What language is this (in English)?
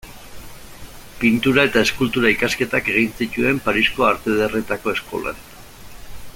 Basque